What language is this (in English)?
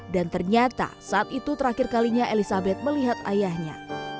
Indonesian